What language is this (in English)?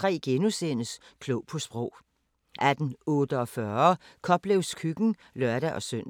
Danish